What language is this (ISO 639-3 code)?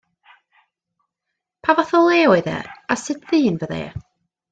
cym